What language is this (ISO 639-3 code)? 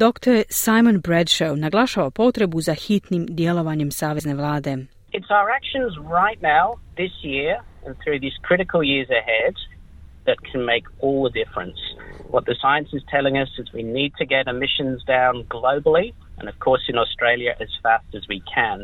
hrv